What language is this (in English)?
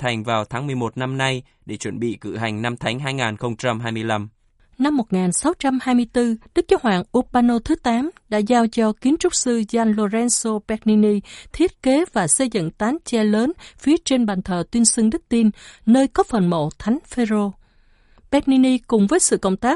Vietnamese